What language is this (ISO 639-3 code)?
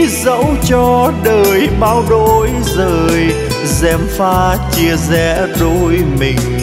vie